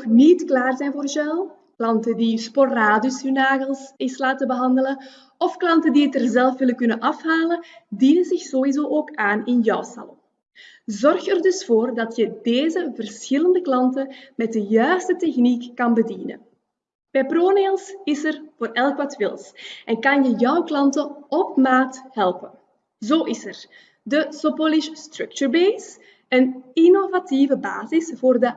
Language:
Dutch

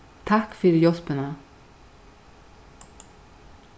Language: Faroese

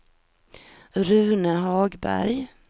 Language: Swedish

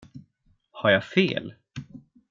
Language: Swedish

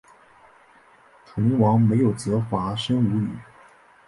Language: Chinese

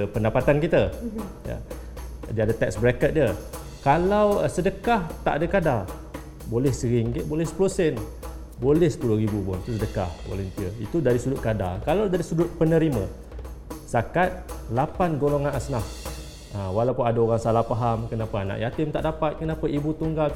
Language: Malay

